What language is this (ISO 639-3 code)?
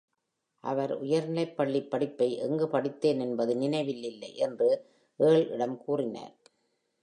tam